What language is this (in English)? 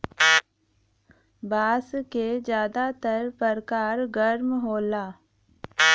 Bhojpuri